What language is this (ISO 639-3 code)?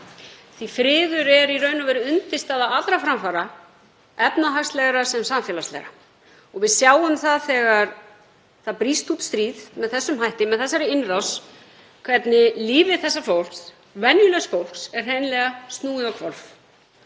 isl